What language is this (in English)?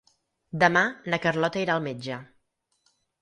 Catalan